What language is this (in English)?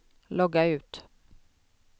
Swedish